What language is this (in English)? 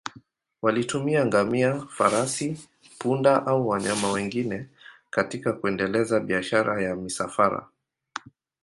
Swahili